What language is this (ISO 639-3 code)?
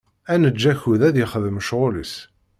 kab